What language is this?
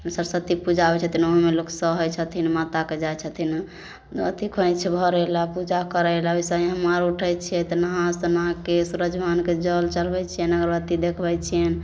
Maithili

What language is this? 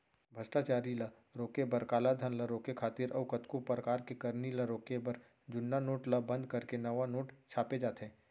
Chhattisgarhi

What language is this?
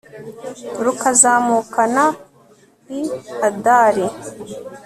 Kinyarwanda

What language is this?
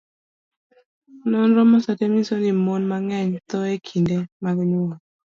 Luo (Kenya and Tanzania)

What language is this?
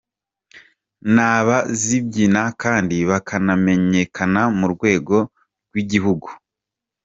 Kinyarwanda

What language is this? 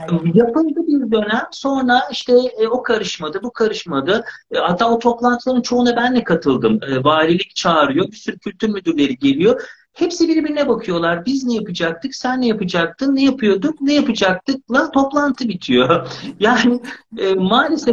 Turkish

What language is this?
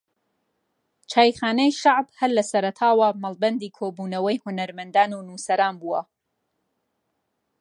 Central Kurdish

